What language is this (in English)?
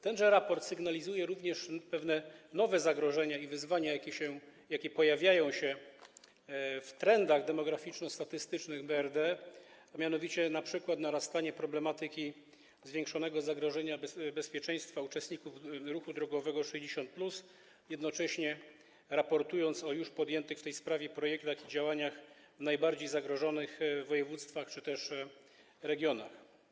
Polish